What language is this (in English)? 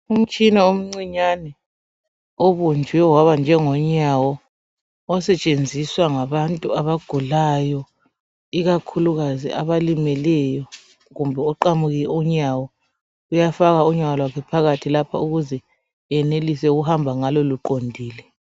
North Ndebele